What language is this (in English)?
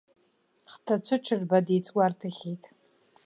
Abkhazian